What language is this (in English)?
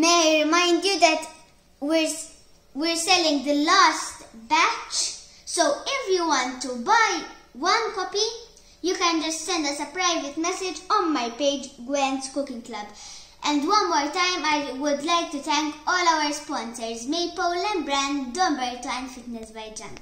English